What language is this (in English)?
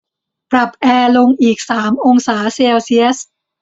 Thai